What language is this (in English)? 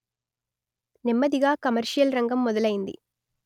Telugu